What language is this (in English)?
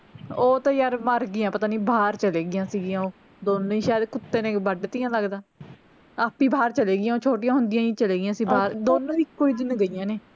Punjabi